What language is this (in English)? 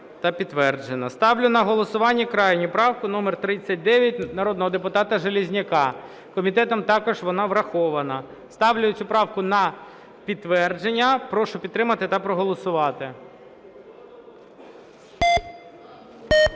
Ukrainian